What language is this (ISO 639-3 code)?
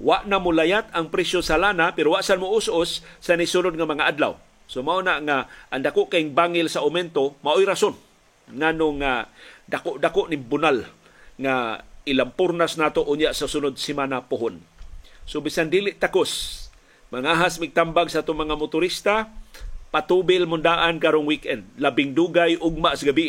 fil